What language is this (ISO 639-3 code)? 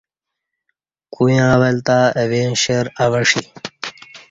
bsh